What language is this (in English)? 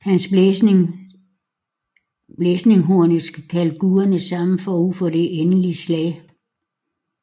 Danish